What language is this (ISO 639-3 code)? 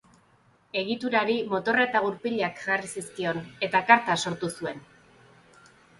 eus